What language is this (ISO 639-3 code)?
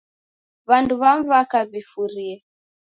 dav